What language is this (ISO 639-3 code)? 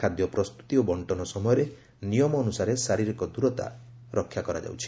ori